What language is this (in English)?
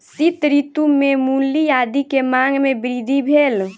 Maithili